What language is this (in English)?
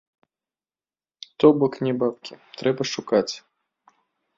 Belarusian